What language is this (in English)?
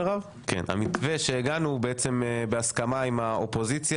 Hebrew